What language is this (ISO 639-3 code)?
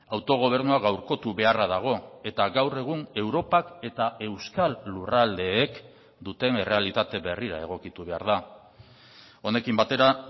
eus